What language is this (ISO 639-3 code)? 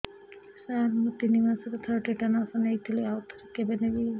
ori